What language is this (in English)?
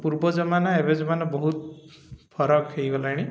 Odia